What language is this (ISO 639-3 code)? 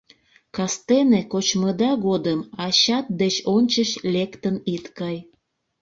chm